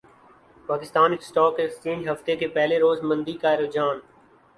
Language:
Urdu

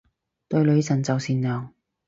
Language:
Cantonese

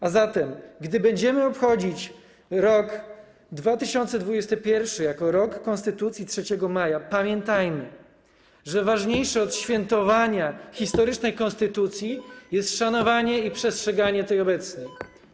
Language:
Polish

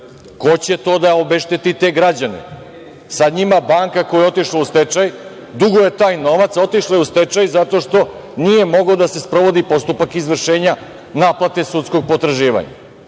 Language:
Serbian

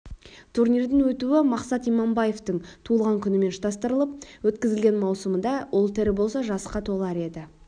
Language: Kazakh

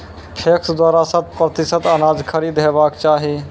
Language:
Maithili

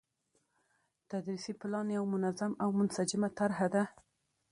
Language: Pashto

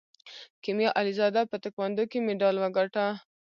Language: Pashto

